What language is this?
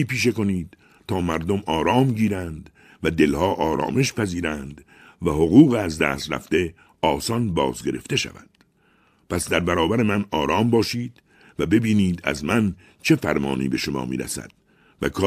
Persian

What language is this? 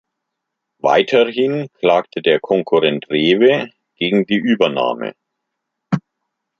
German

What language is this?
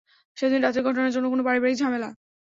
Bangla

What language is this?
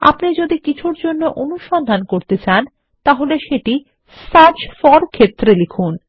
Bangla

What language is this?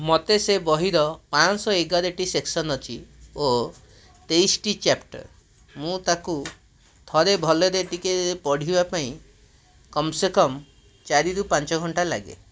Odia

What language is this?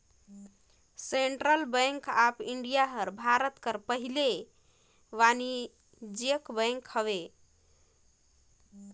Chhattisgarhi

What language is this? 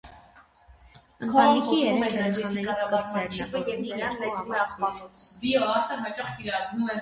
Armenian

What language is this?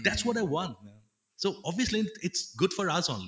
Assamese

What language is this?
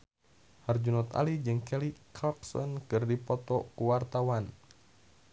Sundanese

